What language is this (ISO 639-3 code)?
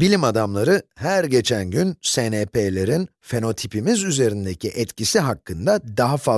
tur